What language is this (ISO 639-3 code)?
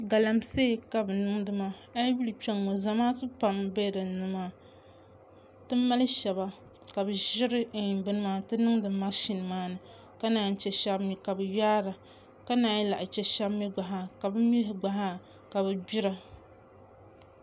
dag